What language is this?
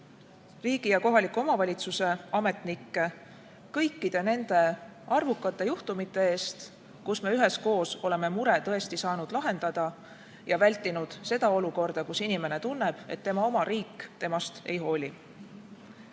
Estonian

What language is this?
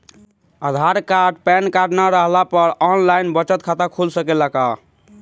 Bhojpuri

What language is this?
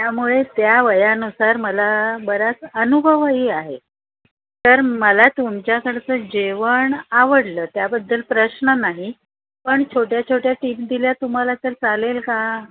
Marathi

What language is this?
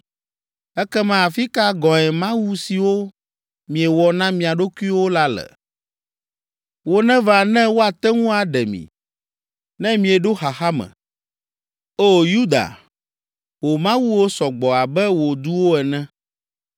Ewe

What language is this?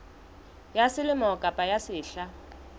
Southern Sotho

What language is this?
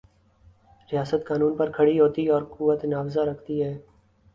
Urdu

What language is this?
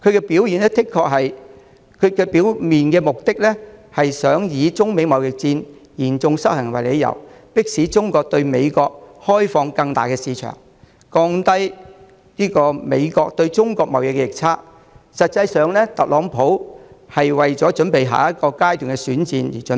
Cantonese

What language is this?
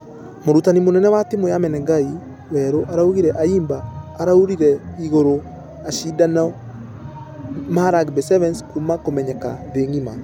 Kikuyu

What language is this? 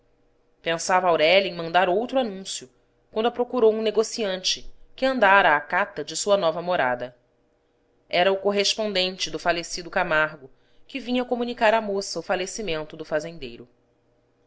Portuguese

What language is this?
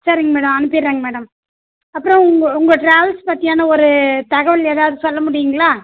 Tamil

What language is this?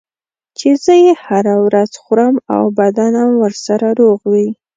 Pashto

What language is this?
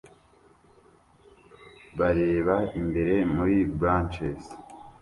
Kinyarwanda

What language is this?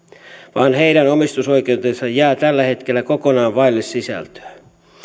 Finnish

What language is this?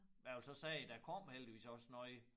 Danish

